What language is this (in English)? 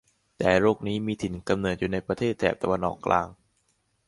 Thai